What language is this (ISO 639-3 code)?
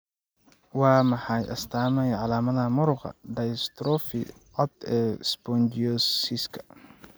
som